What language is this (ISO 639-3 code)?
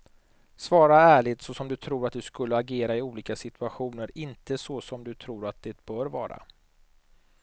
swe